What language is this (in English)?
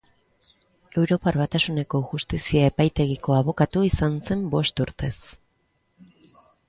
Basque